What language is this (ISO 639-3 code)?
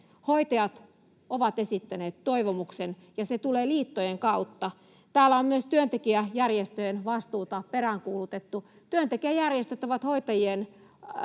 fin